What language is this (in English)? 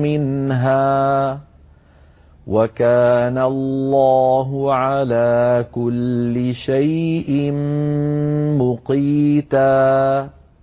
Arabic